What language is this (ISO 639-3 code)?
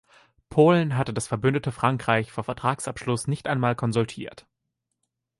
deu